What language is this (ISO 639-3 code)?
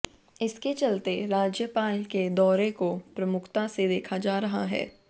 hin